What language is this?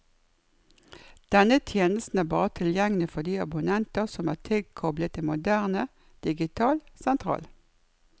Norwegian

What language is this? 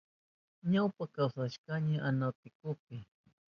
Southern Pastaza Quechua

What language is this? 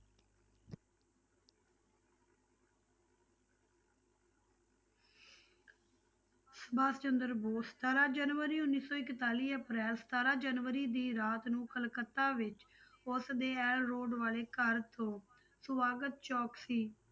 Punjabi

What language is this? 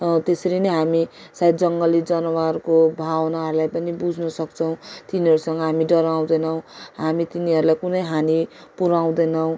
Nepali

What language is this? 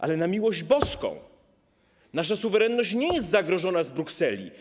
Polish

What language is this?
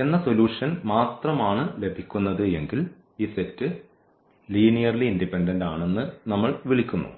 Malayalam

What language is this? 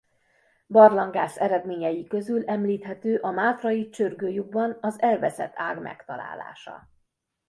Hungarian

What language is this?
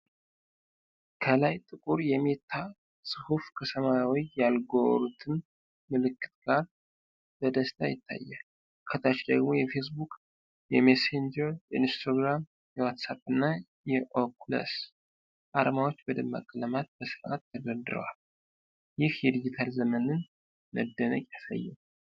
Amharic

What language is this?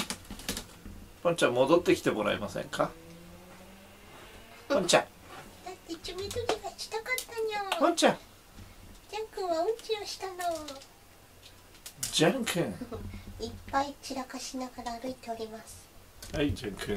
Japanese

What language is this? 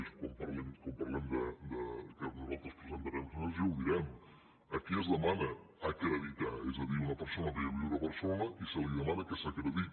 Catalan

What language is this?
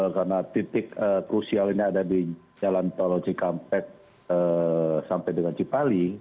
Indonesian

